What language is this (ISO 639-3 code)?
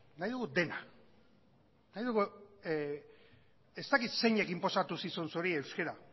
eus